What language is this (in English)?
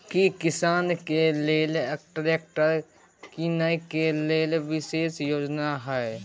Maithili